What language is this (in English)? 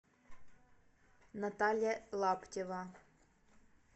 Russian